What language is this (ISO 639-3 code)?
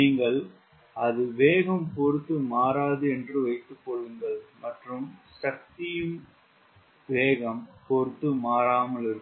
tam